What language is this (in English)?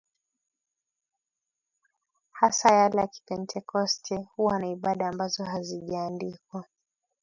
Swahili